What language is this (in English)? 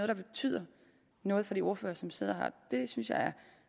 Danish